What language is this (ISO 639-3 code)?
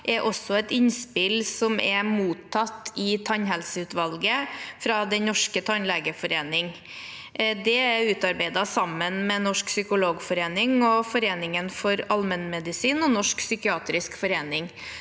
nor